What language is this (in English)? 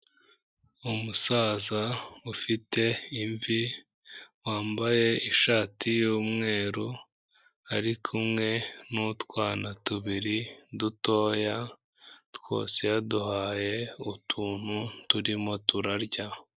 Kinyarwanda